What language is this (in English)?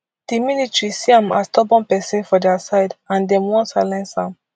Nigerian Pidgin